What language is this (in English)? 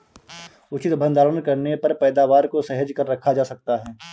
Hindi